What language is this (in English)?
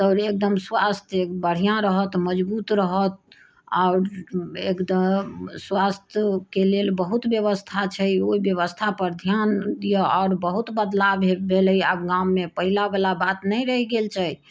Maithili